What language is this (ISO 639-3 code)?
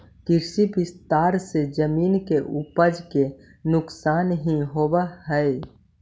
mag